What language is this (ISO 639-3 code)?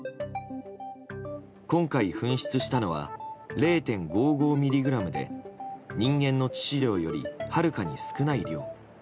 jpn